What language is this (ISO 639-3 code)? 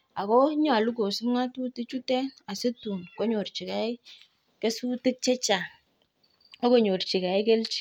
kln